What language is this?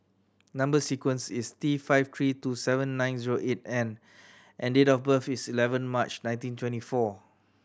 English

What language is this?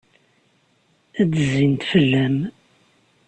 Kabyle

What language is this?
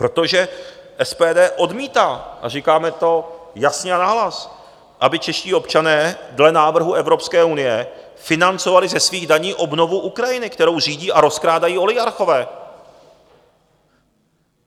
Czech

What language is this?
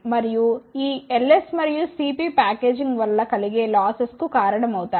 Telugu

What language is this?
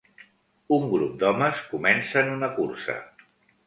Catalan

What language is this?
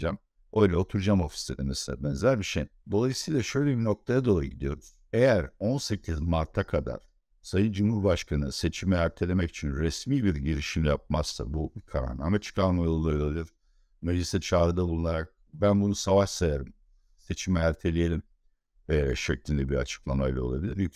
Turkish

